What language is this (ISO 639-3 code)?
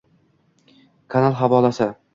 uzb